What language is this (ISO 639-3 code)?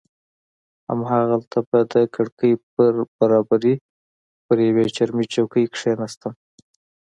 pus